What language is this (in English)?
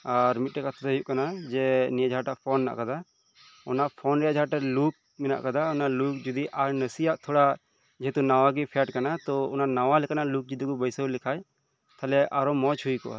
Santali